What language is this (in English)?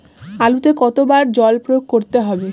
Bangla